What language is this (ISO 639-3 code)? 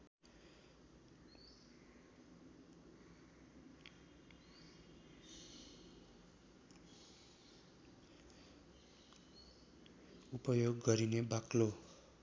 nep